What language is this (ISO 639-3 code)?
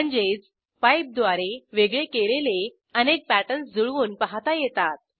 mar